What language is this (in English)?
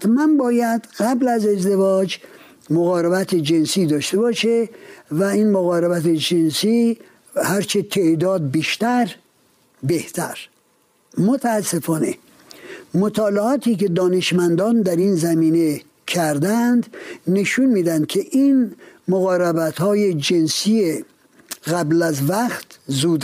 Persian